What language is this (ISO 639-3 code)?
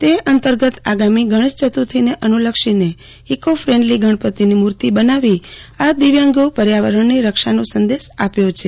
guj